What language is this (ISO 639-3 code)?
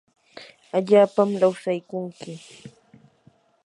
qur